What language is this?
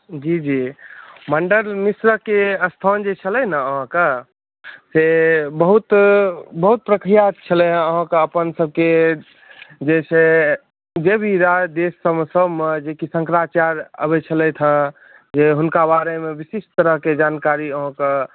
Maithili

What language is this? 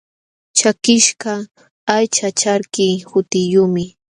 Jauja Wanca Quechua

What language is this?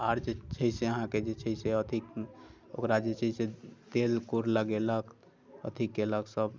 Maithili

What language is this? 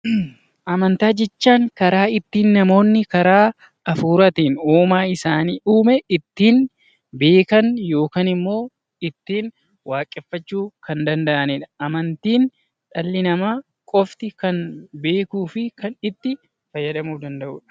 Oromo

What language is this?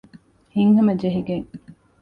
Divehi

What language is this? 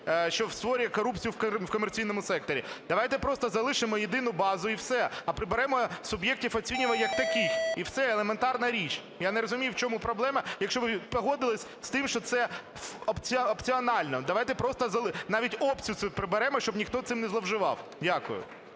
Ukrainian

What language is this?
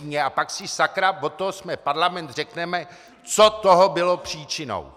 Czech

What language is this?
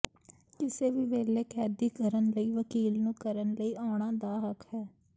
Punjabi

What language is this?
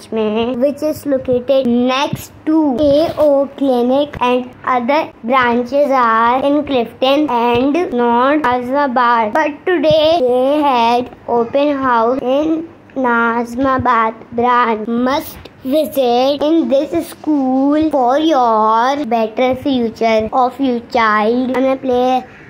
Hindi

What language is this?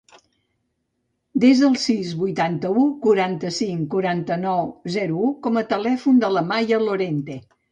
Catalan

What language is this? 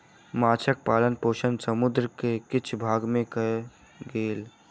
Maithili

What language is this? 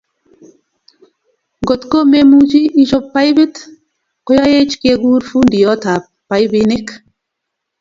Kalenjin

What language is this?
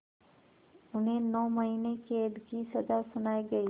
Hindi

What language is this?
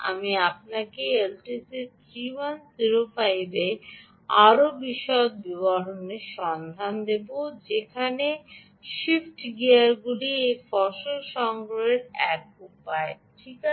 Bangla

